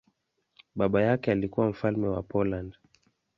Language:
Swahili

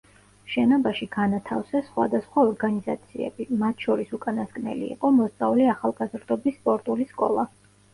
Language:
Georgian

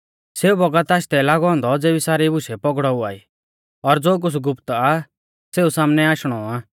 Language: Mahasu Pahari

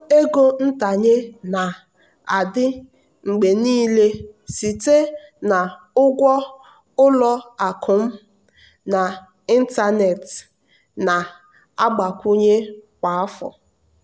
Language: Igbo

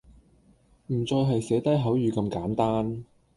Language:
Cantonese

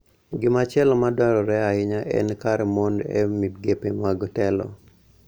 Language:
Luo (Kenya and Tanzania)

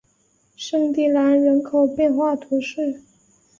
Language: Chinese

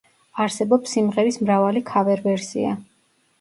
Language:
Georgian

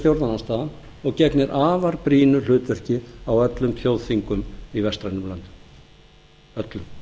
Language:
Icelandic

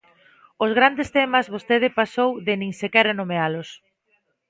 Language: Galician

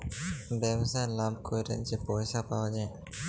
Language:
Bangla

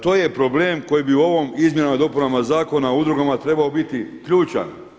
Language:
Croatian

